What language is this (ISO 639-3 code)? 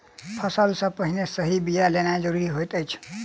mai